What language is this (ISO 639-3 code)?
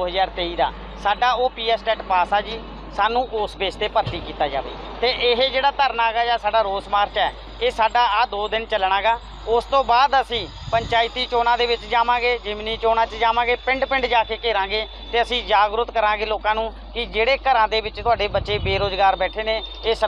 pan